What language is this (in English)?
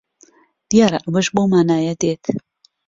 Central Kurdish